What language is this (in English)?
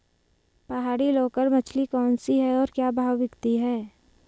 Hindi